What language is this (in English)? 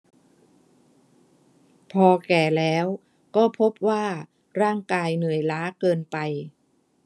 Thai